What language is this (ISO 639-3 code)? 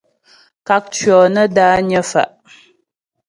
bbj